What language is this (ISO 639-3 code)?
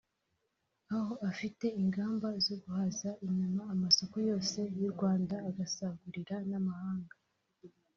kin